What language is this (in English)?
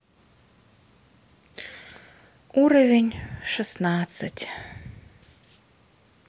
Russian